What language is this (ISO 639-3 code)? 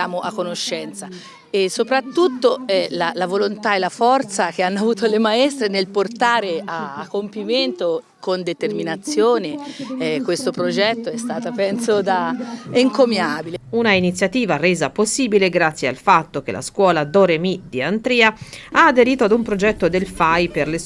ita